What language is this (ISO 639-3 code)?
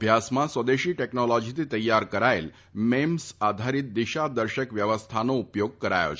guj